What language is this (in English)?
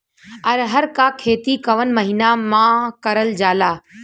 Bhojpuri